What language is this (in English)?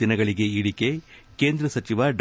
Kannada